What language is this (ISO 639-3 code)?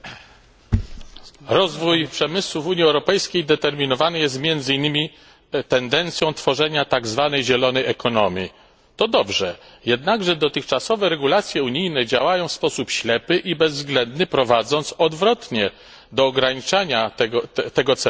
pol